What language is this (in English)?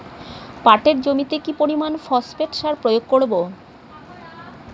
Bangla